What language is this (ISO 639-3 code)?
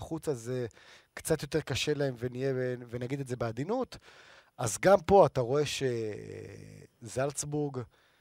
heb